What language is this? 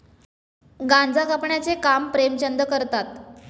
Marathi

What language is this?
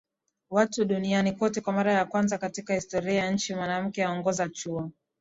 Swahili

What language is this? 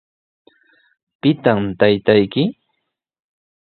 Sihuas Ancash Quechua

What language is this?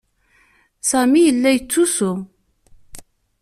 Kabyle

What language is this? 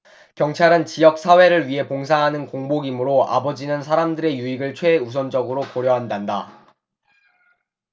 Korean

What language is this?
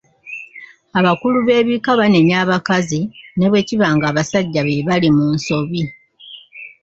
Ganda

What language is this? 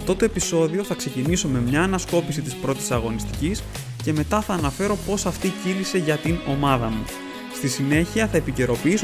Greek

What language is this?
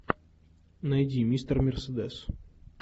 Russian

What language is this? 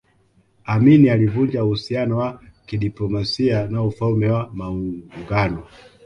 Swahili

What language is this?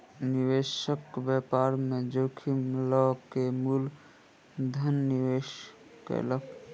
Maithili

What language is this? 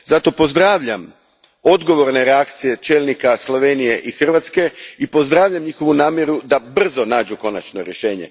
Croatian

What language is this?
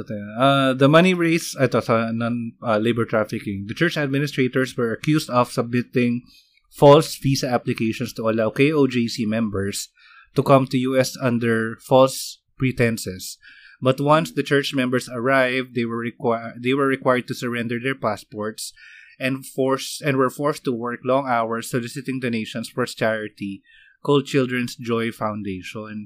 Filipino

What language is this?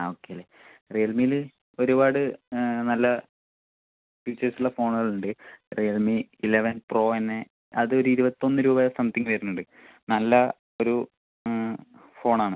Malayalam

